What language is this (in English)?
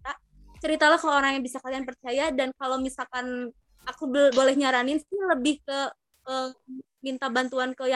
Indonesian